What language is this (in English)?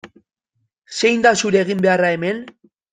Basque